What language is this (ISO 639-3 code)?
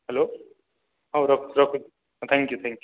ori